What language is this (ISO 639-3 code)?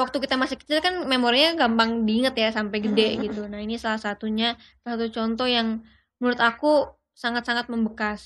ind